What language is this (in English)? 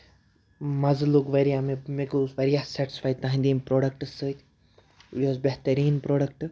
Kashmiri